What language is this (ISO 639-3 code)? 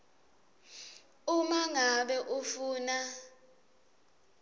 ssw